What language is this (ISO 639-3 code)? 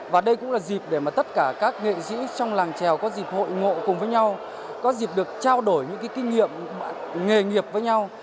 vie